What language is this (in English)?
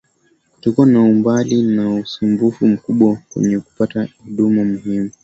Swahili